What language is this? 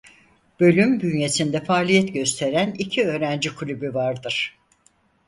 Turkish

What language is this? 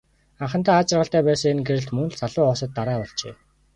Mongolian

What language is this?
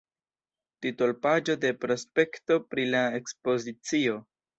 Esperanto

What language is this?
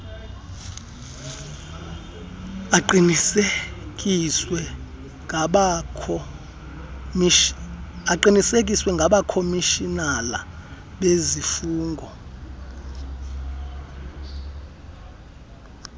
Xhosa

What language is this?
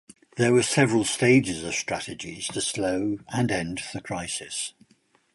English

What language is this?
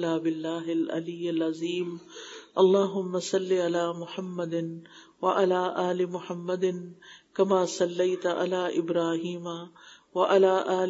Urdu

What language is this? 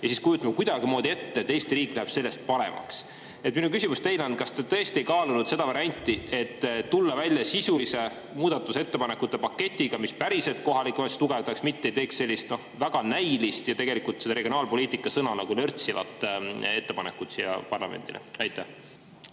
Estonian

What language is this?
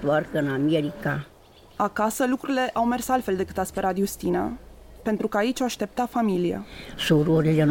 Romanian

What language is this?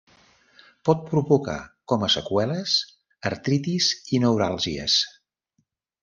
Catalan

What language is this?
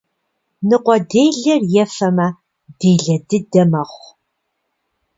Kabardian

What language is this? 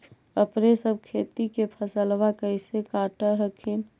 Magahi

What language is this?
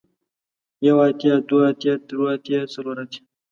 Pashto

